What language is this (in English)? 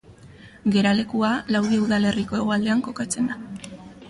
Basque